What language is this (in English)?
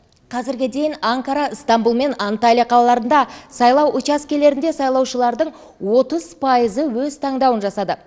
Kazakh